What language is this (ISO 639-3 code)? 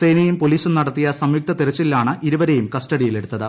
mal